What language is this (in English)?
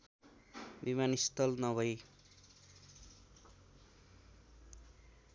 Nepali